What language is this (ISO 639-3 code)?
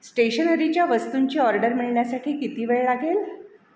mar